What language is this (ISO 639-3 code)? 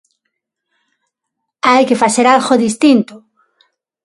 glg